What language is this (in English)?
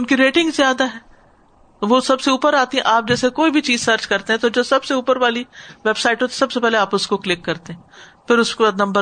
Urdu